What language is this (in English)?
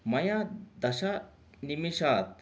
Sanskrit